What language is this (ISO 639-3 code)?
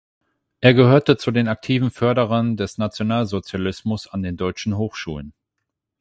deu